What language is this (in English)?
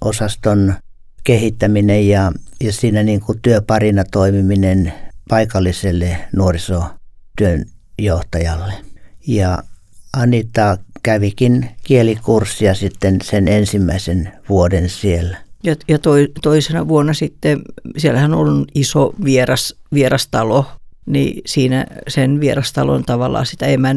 Finnish